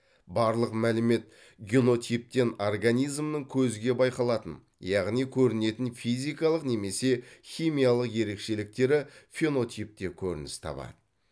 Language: Kazakh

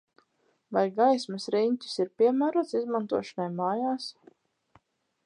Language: Latvian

